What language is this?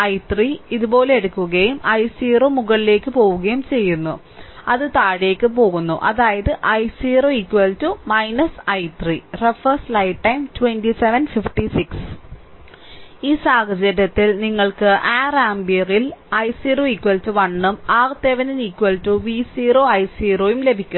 Malayalam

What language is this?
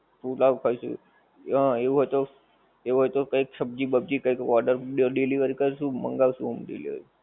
Gujarati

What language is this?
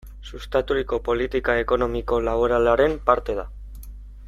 Basque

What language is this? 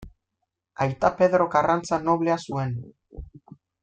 Basque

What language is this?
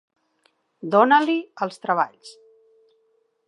Catalan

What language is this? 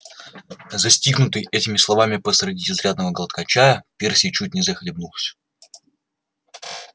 Russian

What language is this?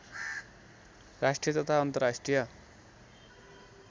Nepali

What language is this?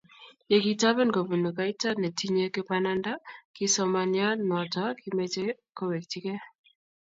Kalenjin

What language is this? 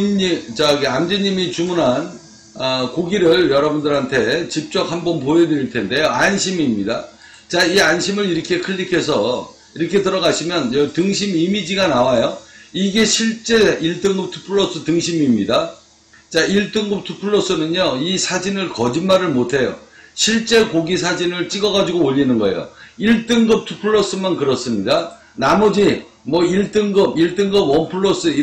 Korean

